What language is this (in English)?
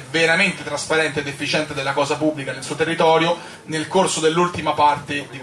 Italian